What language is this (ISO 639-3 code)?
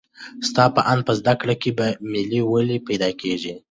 pus